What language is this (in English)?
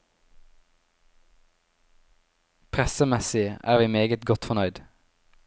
Norwegian